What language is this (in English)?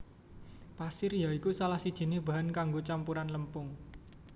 Javanese